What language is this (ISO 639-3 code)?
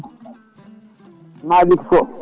ful